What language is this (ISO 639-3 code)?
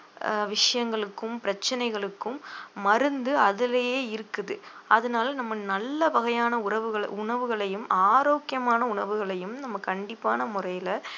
tam